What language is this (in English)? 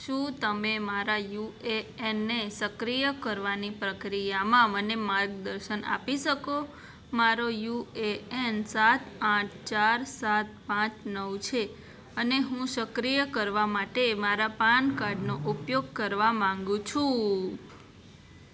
Gujarati